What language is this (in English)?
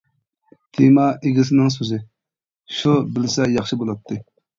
Uyghur